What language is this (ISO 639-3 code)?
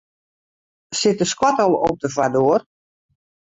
fry